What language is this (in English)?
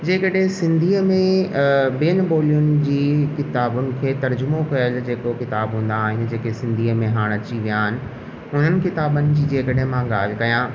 Sindhi